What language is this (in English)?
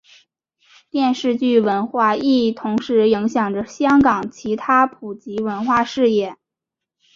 Chinese